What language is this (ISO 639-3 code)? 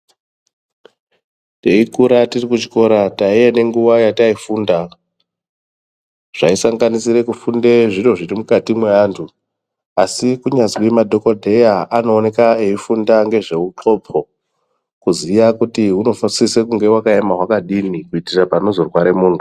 ndc